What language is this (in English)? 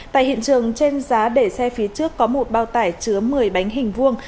Vietnamese